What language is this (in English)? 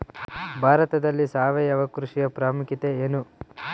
Kannada